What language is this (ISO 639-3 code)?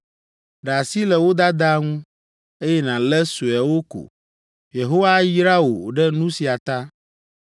ewe